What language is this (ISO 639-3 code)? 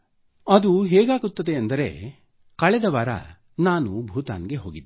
kan